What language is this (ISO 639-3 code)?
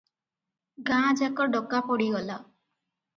ori